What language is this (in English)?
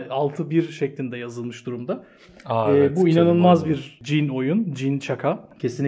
Turkish